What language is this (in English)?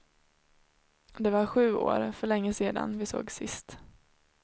Swedish